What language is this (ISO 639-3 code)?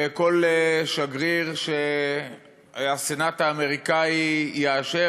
heb